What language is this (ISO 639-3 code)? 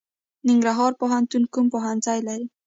pus